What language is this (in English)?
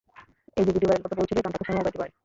Bangla